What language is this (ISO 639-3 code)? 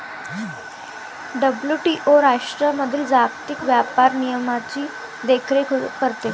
mar